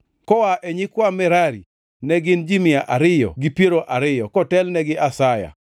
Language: Luo (Kenya and Tanzania)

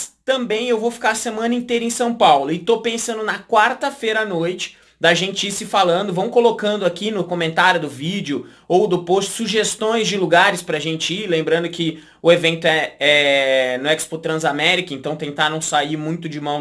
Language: Portuguese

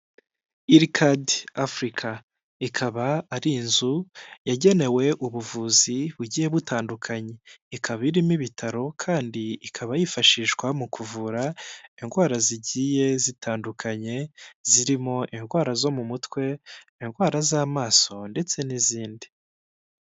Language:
Kinyarwanda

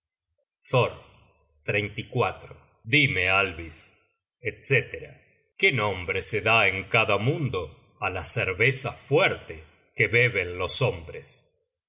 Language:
Spanish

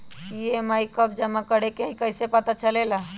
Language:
Magahi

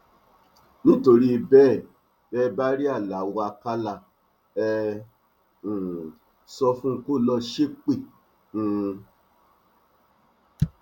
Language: Yoruba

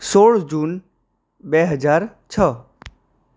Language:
Gujarati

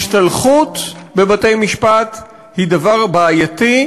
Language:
Hebrew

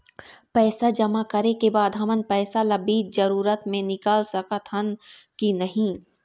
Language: Chhattisgarhi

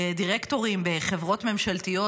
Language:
Hebrew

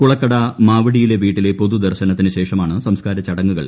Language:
Malayalam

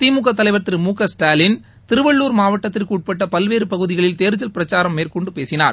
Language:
Tamil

